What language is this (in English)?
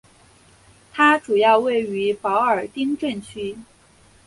Chinese